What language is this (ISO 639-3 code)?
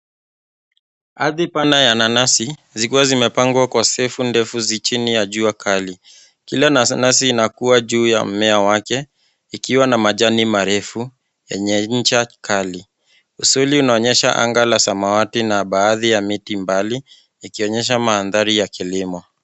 swa